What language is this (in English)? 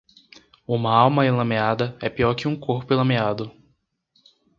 Portuguese